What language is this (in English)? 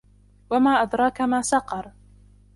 Arabic